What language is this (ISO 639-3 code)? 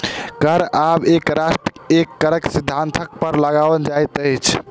mai